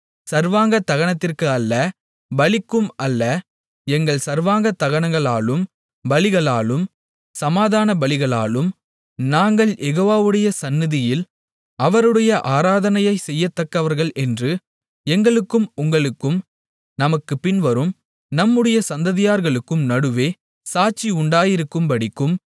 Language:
Tamil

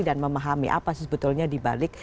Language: Indonesian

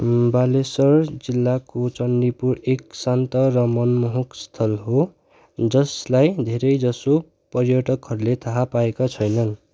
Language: Nepali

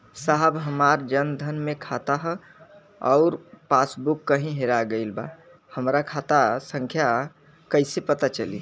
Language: Bhojpuri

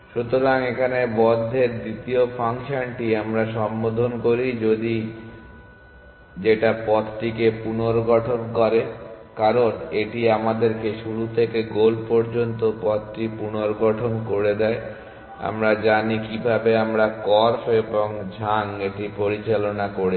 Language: Bangla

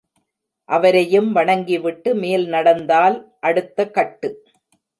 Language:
Tamil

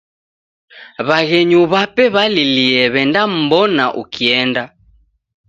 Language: Taita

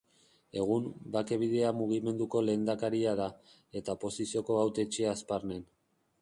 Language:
Basque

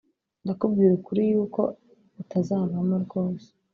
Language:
Kinyarwanda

